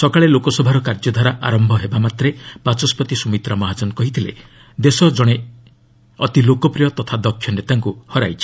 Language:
Odia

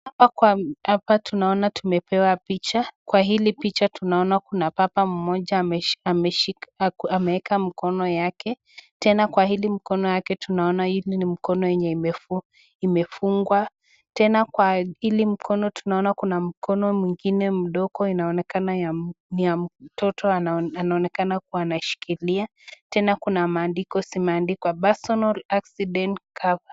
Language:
Swahili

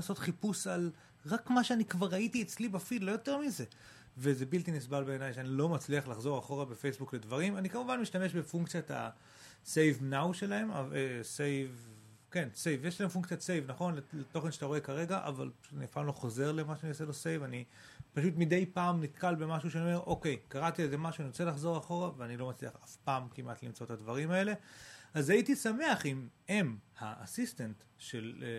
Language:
Hebrew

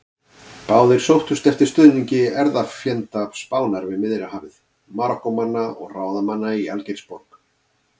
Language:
Icelandic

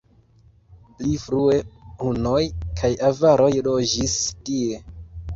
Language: Esperanto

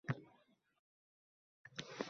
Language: Uzbek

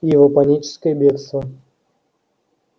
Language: Russian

